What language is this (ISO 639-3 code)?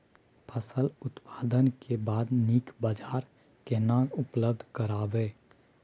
mai